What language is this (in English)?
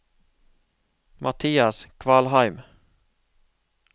Norwegian